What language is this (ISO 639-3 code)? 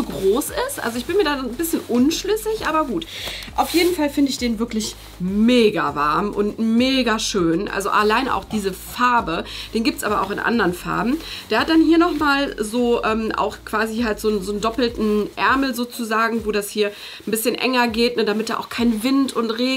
deu